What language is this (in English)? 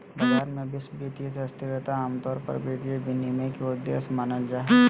Magahi